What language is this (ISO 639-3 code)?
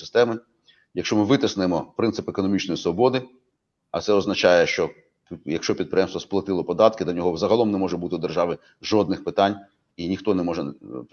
ukr